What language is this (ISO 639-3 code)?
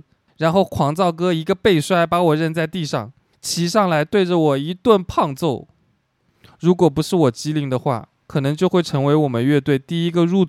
zho